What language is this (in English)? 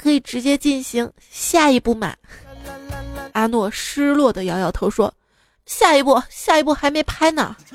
Chinese